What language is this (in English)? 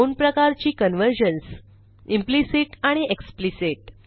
Marathi